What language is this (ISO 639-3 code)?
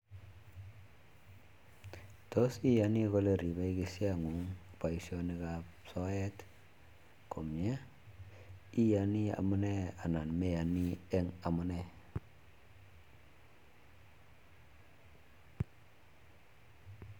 kln